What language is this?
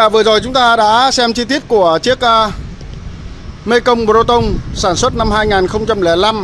Vietnamese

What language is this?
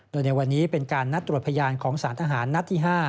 Thai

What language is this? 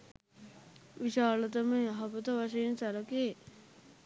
Sinhala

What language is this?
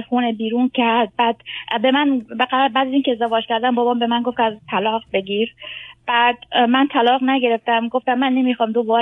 Persian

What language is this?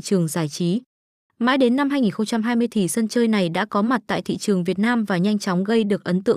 Vietnamese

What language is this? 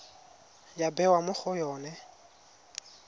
Tswana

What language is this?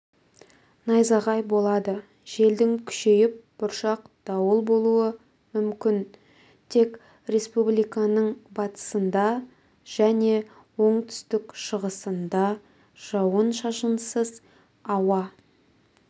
Kazakh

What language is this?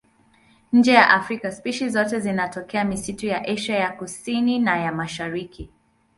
Swahili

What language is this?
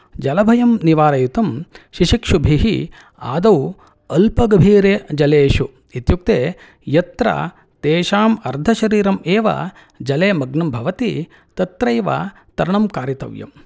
Sanskrit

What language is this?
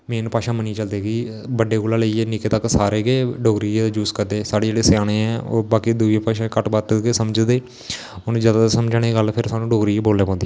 Dogri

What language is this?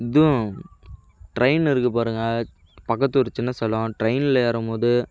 Tamil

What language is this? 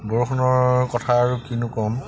Assamese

